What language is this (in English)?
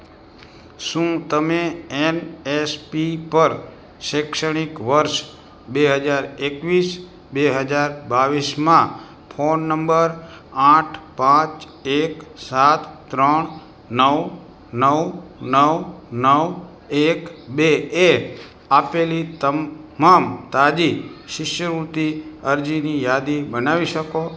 Gujarati